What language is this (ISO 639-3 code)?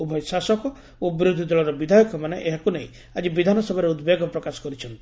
ori